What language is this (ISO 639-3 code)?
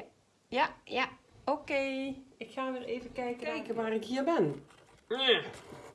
nld